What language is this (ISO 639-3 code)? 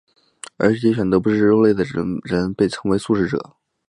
zho